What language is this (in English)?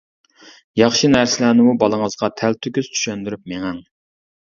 Uyghur